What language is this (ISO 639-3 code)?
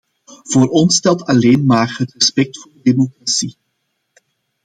nld